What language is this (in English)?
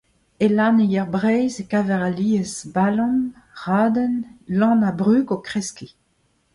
Breton